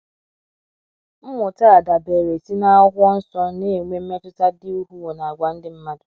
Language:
Igbo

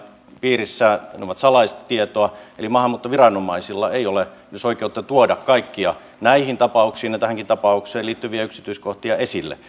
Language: Finnish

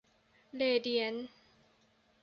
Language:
Thai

